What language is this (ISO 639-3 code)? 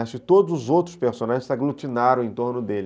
por